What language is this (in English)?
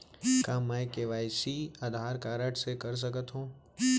Chhattisgarhi